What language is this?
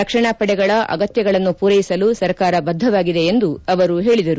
Kannada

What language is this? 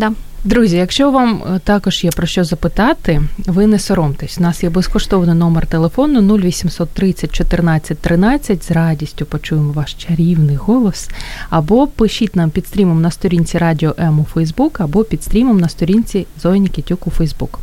Ukrainian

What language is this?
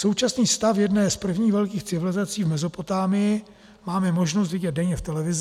Czech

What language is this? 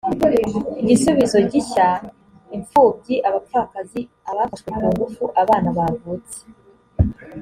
Kinyarwanda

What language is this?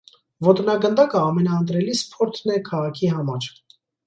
Armenian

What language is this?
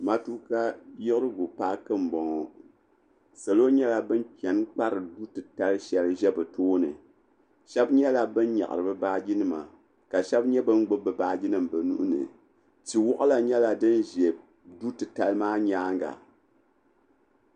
Dagbani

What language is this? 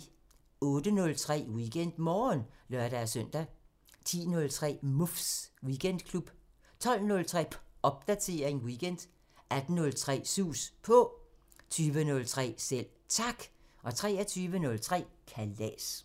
Danish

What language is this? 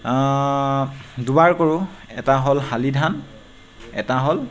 Assamese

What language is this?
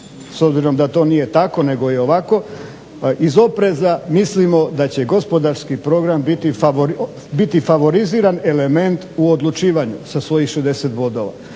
Croatian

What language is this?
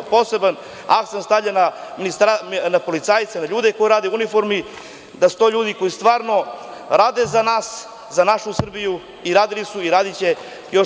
Serbian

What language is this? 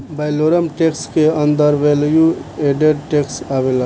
Bhojpuri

